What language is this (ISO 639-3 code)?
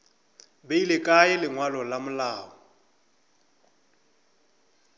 nso